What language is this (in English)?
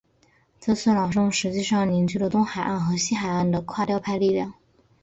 Chinese